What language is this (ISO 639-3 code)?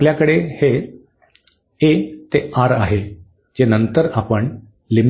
mar